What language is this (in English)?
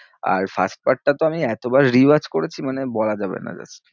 Bangla